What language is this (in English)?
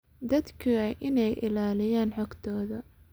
Somali